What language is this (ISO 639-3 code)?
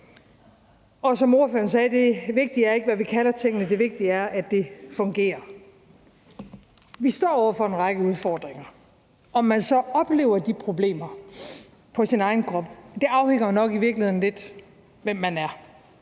dan